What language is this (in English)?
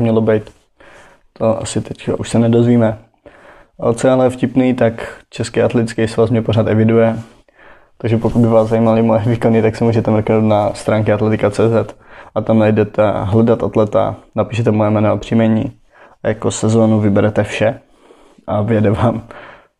Czech